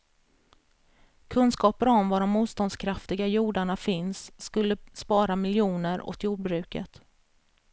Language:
Swedish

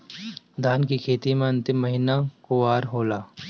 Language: Bhojpuri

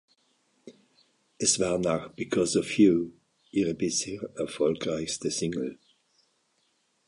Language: German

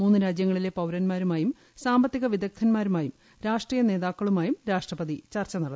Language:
Malayalam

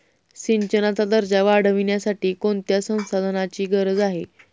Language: Marathi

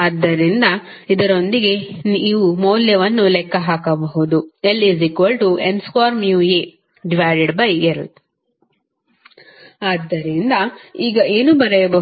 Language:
Kannada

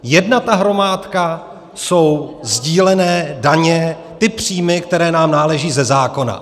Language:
Czech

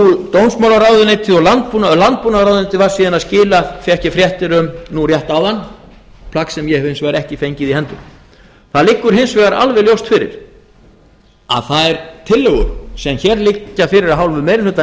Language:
Icelandic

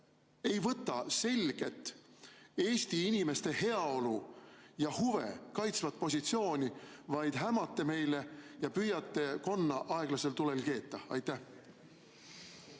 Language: Estonian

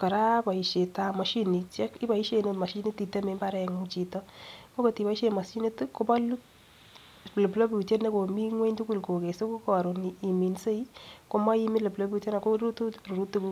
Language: Kalenjin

